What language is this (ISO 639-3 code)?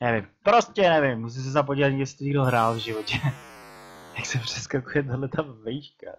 ces